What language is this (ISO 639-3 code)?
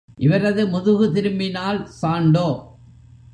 tam